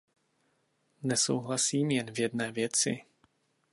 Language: Czech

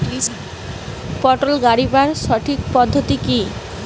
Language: Bangla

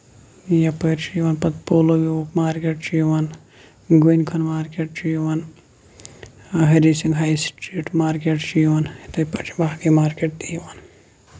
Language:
Kashmiri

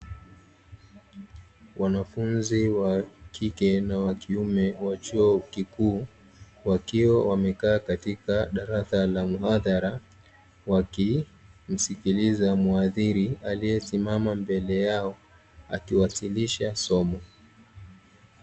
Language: Swahili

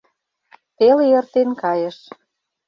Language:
Mari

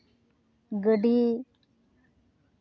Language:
Santali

